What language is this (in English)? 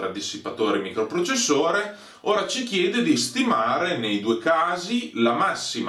Italian